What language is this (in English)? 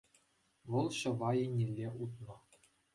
Chuvash